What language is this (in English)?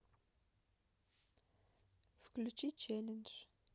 Russian